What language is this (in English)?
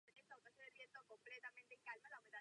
Czech